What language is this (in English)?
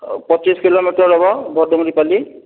Odia